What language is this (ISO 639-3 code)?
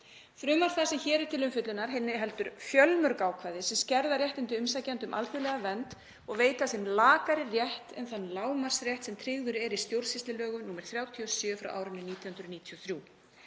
isl